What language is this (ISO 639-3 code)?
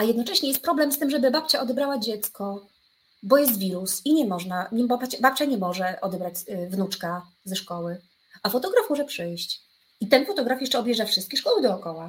pol